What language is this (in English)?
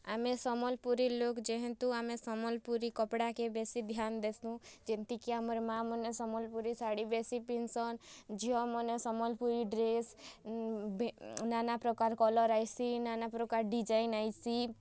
Odia